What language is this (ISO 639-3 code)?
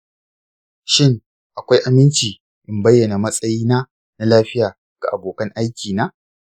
hau